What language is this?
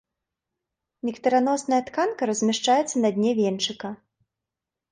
Belarusian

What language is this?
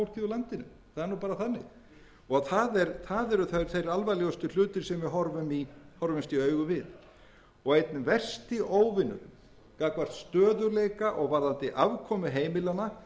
Icelandic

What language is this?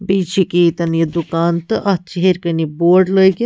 Kashmiri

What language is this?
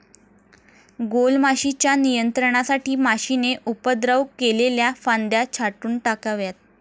Marathi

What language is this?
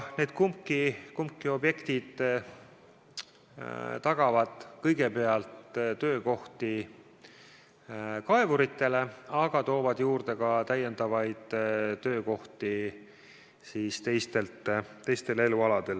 Estonian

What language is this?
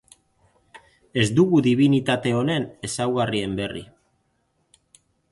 Basque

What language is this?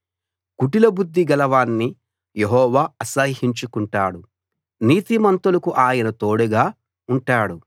Telugu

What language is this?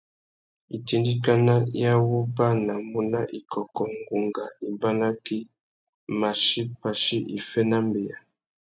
Tuki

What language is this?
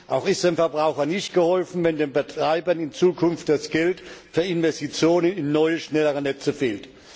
German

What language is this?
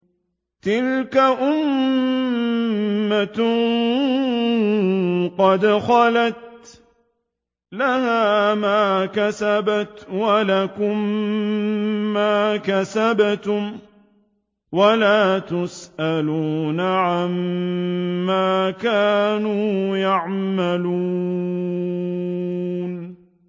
Arabic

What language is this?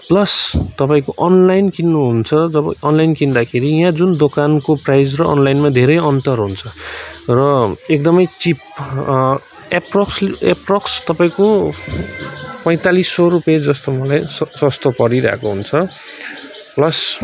Nepali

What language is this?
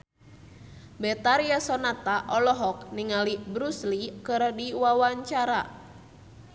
Sundanese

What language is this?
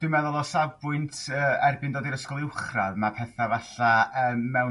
Welsh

